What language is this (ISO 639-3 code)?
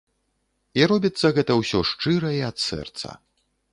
bel